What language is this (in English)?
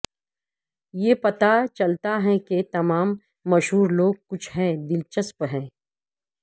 Urdu